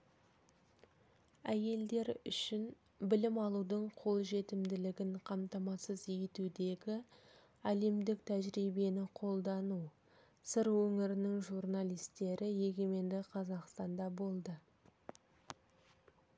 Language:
Kazakh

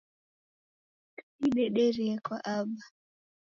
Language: Taita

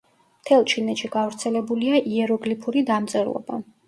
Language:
Georgian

